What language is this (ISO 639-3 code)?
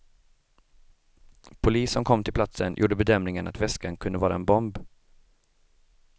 swe